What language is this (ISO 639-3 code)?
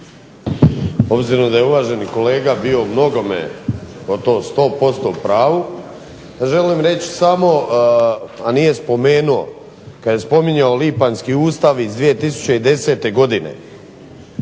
hrv